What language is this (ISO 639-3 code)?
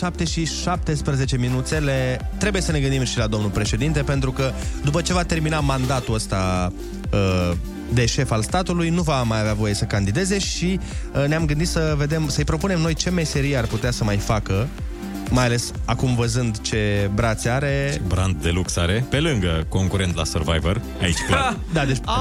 ron